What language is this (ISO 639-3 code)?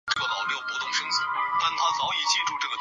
zho